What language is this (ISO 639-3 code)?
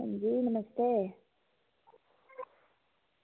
doi